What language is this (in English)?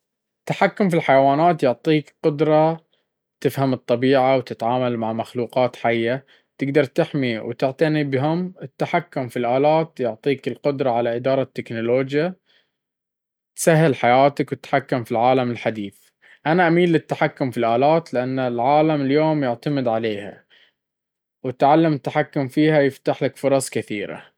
Baharna Arabic